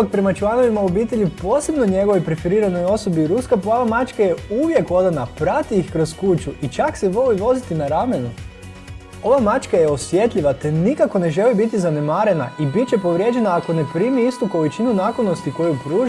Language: Croatian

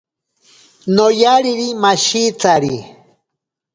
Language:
Ashéninka Perené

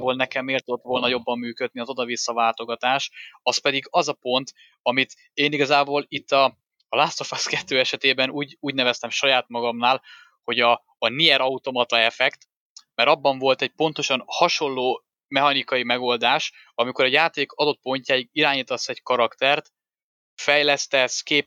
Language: Hungarian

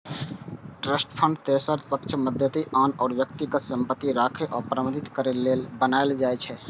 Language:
Maithili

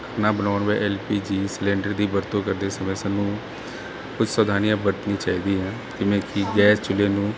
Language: Punjabi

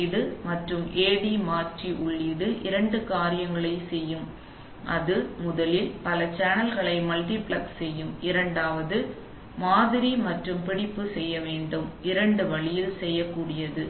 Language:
Tamil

